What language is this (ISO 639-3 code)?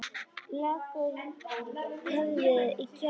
isl